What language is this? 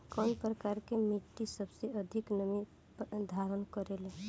Bhojpuri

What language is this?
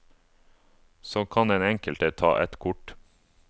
Norwegian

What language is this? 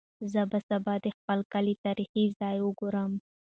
Pashto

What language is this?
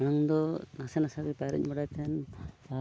Santali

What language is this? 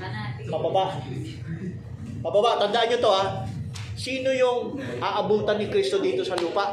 Filipino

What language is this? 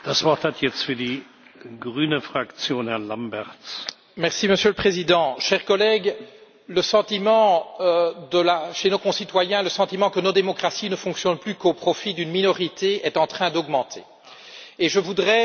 French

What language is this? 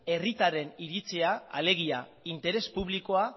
Basque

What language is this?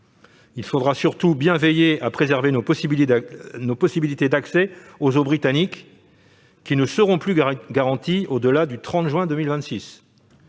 French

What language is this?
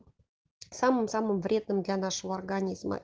Russian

